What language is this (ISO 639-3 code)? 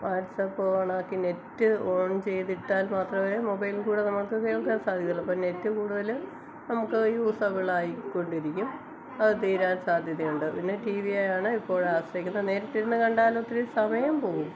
mal